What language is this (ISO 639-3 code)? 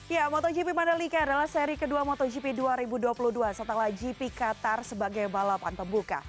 ind